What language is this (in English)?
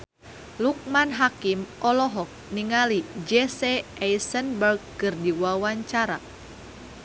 Sundanese